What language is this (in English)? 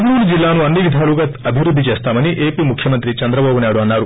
Telugu